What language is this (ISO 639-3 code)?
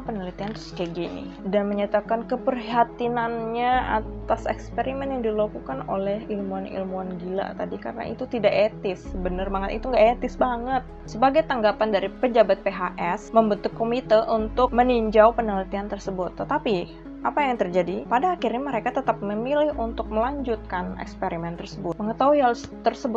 ind